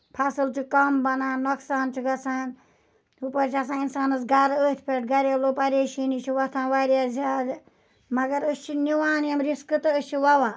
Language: Kashmiri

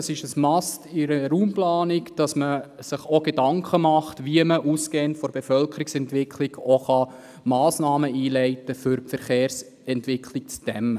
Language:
Swiss German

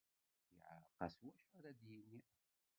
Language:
Kabyle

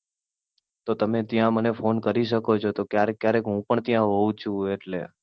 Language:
Gujarati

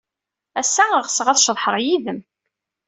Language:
Kabyle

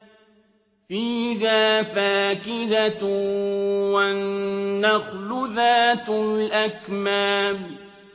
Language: Arabic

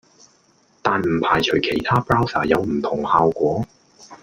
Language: Cantonese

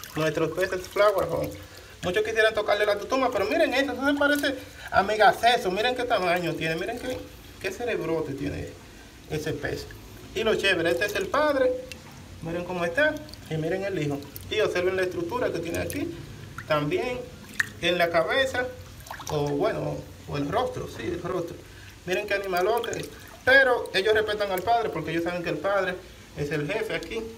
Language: Spanish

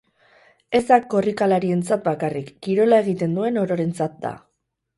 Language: Basque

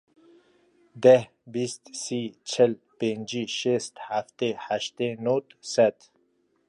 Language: Kurdish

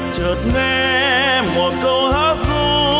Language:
Vietnamese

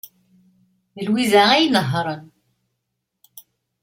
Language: Kabyle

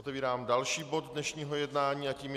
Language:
Czech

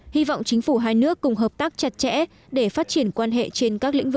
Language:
Vietnamese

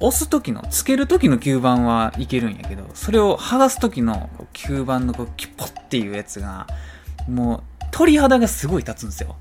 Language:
Japanese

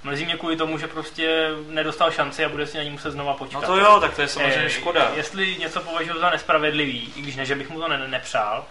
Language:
Czech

